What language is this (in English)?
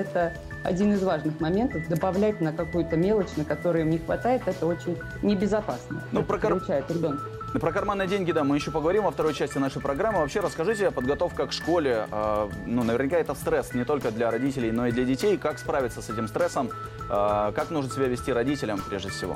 Russian